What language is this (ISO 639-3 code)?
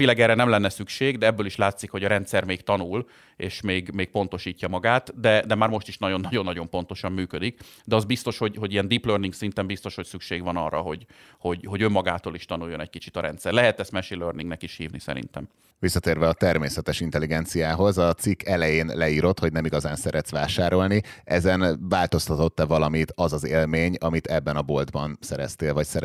hun